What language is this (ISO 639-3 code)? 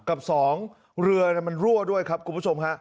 tha